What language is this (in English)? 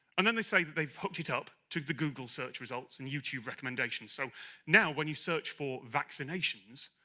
English